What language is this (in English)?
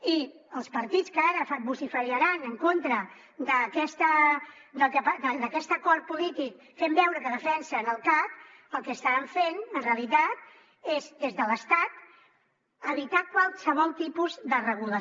Catalan